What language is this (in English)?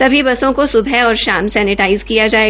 Hindi